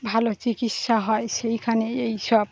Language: Bangla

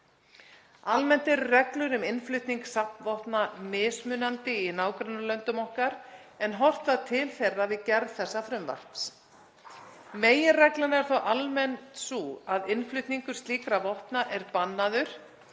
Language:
Icelandic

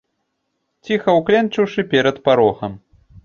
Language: Belarusian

